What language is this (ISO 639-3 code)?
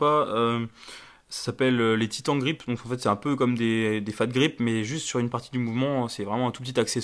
fra